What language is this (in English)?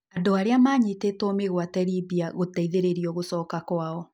Kikuyu